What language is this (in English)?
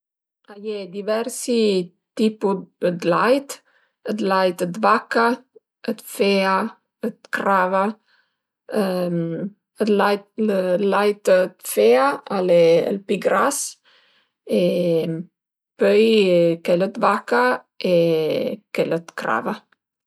Piedmontese